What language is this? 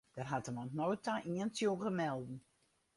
Western Frisian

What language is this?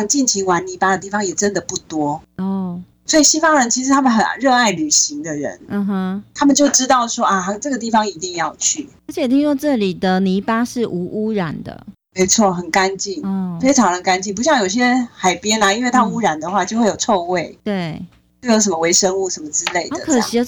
Chinese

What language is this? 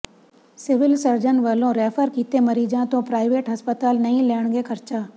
Punjabi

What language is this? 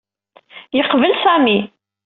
Kabyle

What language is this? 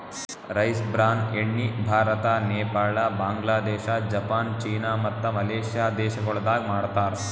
Kannada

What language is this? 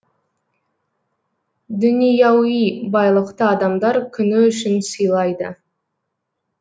Kazakh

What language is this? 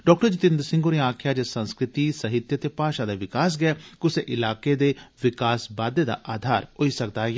Dogri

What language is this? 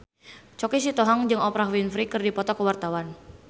Sundanese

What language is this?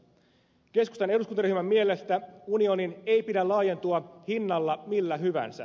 Finnish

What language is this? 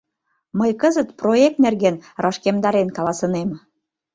Mari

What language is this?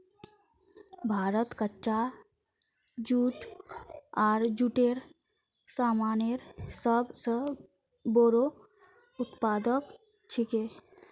Magahi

